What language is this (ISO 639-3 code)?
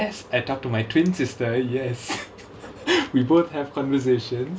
eng